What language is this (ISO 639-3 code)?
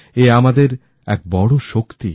ben